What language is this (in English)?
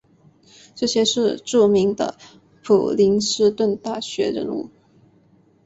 Chinese